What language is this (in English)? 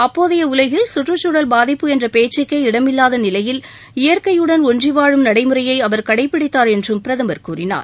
Tamil